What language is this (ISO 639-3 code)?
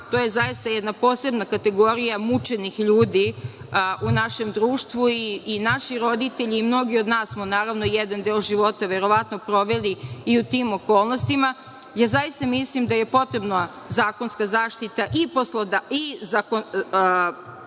srp